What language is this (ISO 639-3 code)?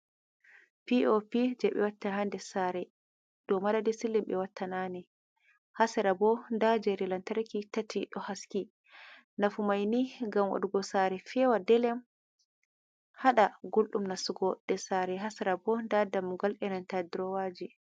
ful